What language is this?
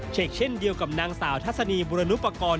Thai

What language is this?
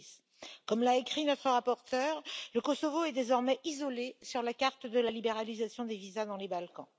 French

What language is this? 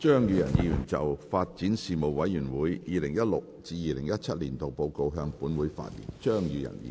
Cantonese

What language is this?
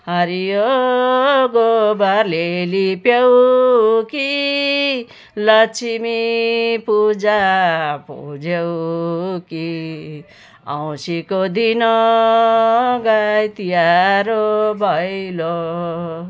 Nepali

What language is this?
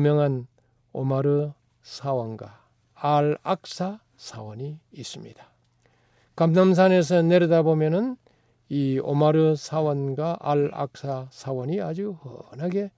Korean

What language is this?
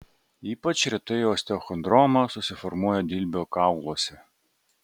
Lithuanian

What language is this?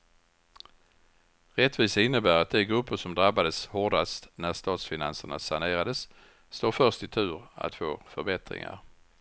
Swedish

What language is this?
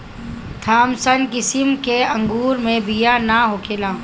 Bhojpuri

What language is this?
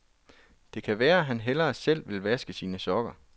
Danish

